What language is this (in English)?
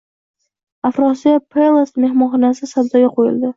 Uzbek